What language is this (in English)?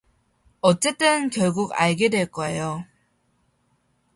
Korean